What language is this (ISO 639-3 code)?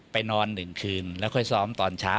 tha